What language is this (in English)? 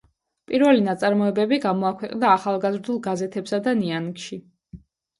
Georgian